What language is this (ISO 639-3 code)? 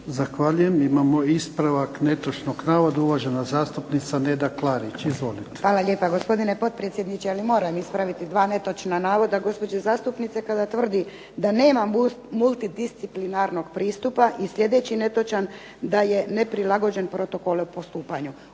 hrv